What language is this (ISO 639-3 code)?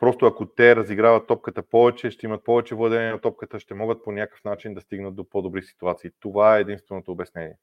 bul